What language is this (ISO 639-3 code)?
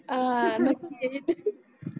mar